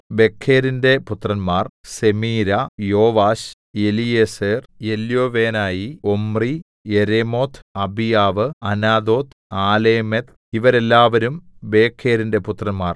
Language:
Malayalam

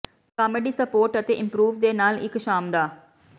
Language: Punjabi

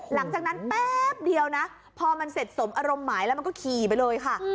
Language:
Thai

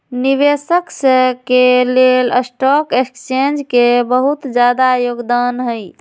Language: Magahi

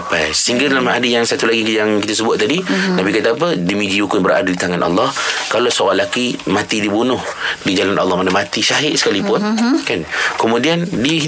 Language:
Malay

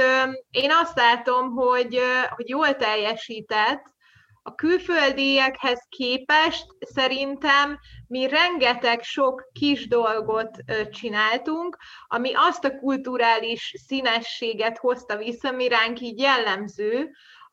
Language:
Hungarian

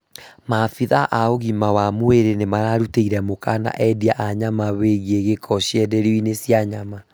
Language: Kikuyu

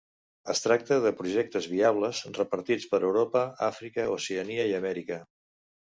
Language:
Catalan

